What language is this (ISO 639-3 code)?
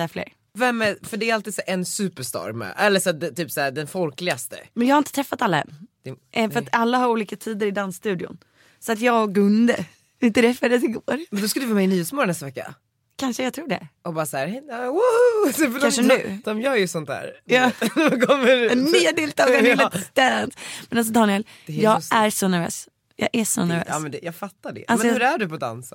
swe